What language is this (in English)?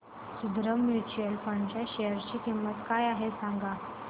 Marathi